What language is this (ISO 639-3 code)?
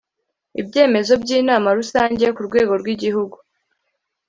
kin